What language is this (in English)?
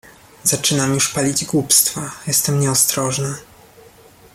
Polish